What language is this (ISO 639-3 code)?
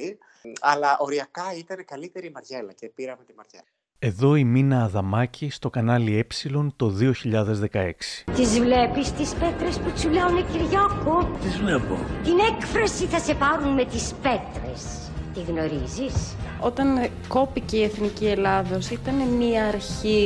ell